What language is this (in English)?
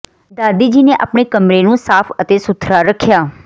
Punjabi